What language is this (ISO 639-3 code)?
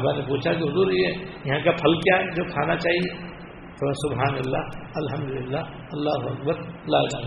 urd